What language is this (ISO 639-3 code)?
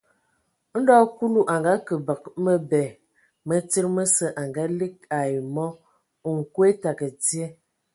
ewo